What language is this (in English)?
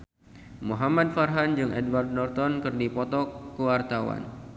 Sundanese